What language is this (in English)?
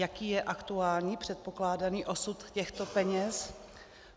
Czech